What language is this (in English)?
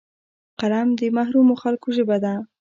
Pashto